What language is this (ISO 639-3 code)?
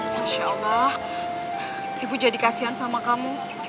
ind